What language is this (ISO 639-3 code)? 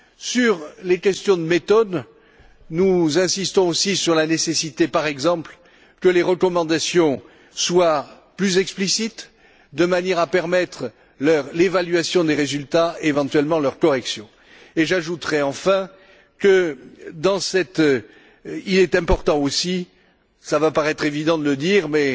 fra